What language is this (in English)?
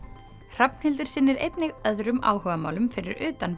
Icelandic